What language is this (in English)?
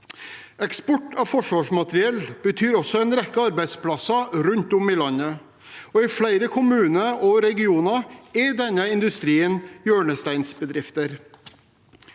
Norwegian